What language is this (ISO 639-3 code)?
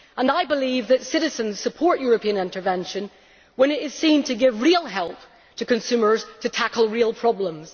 eng